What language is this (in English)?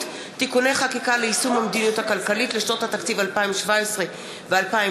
Hebrew